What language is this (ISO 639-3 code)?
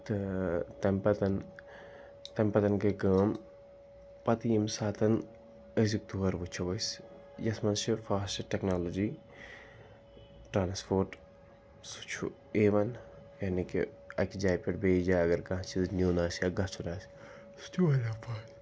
kas